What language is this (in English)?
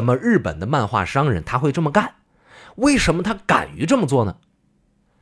Chinese